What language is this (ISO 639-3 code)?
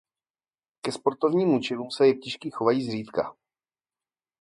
ces